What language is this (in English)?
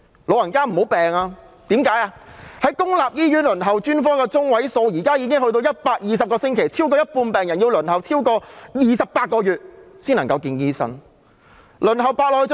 Cantonese